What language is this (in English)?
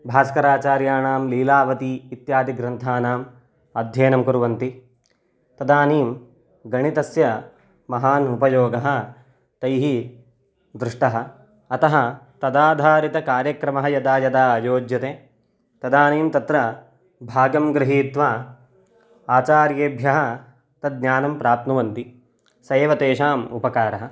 Sanskrit